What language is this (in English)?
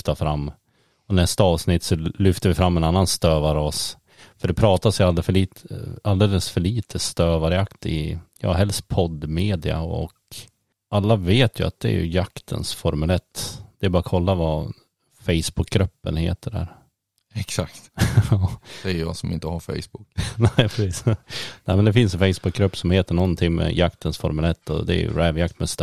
Swedish